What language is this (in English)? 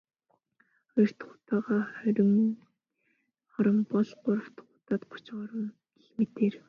Mongolian